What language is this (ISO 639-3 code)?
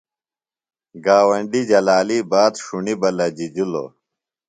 phl